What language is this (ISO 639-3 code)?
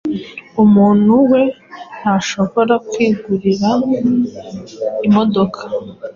kin